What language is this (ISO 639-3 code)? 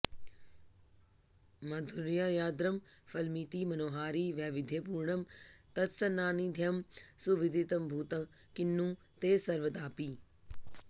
san